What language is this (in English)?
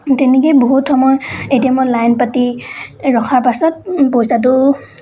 Assamese